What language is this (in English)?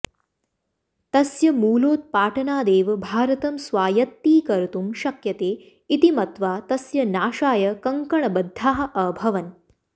Sanskrit